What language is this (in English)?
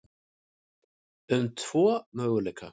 Icelandic